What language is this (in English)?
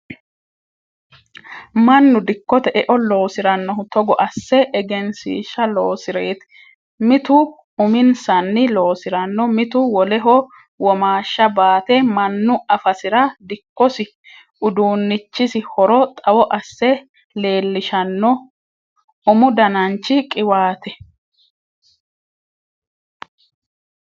Sidamo